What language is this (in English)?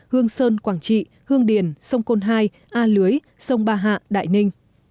Vietnamese